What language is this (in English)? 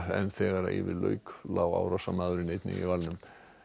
Icelandic